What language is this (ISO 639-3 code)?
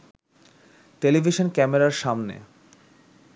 ben